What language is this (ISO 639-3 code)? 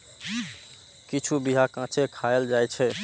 mai